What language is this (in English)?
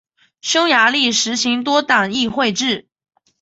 Chinese